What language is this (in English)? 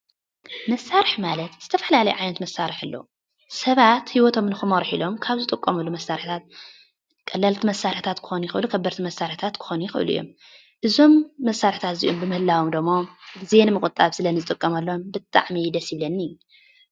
Tigrinya